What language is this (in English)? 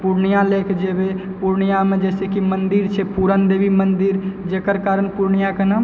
Maithili